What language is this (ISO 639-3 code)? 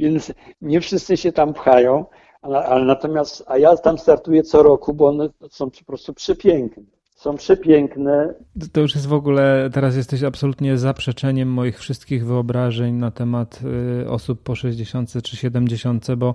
pol